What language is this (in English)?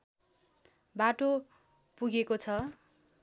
Nepali